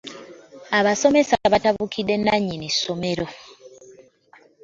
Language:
Ganda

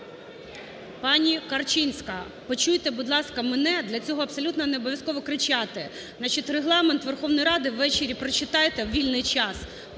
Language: Ukrainian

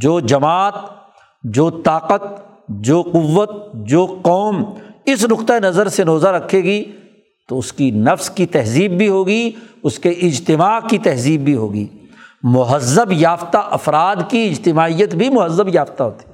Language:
Urdu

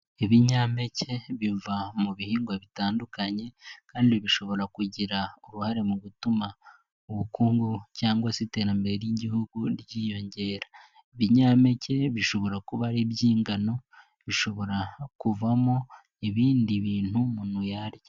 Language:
Kinyarwanda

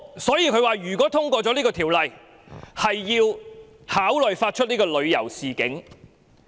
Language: Cantonese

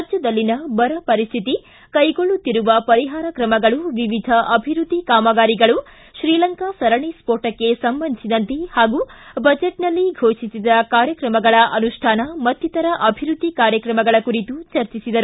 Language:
Kannada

